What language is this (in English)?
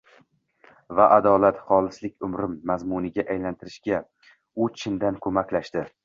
Uzbek